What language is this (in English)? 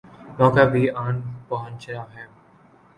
Urdu